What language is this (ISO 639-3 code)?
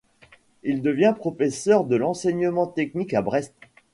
fra